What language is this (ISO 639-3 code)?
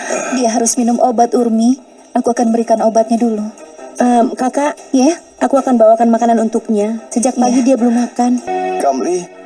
ind